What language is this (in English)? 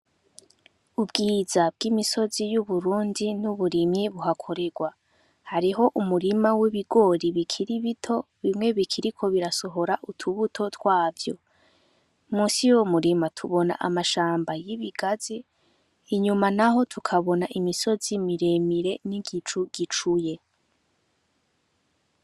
Rundi